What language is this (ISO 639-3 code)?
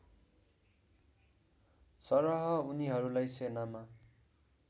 nep